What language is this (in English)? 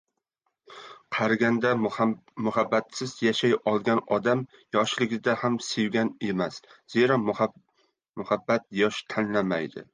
Uzbek